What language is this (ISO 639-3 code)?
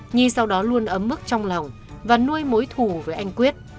vie